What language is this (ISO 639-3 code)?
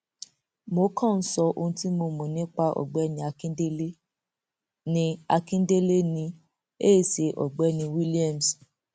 yor